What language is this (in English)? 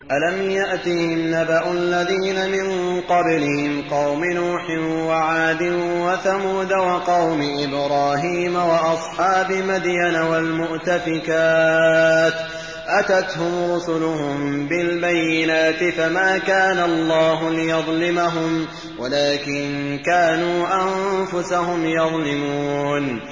Arabic